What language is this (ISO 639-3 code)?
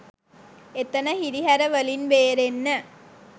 sin